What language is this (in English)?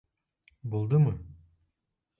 Bashkir